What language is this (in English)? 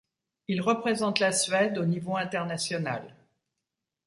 French